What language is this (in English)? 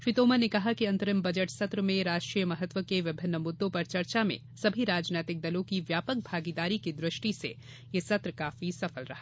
Hindi